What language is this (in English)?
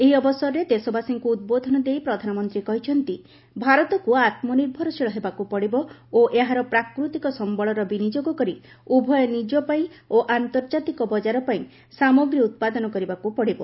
Odia